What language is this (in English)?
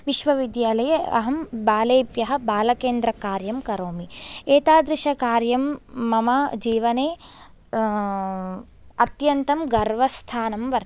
Sanskrit